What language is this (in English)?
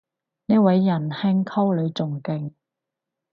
Cantonese